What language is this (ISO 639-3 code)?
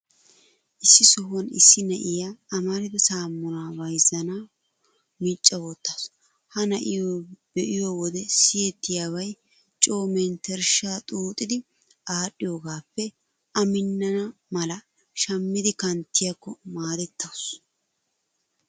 wal